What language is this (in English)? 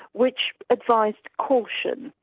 English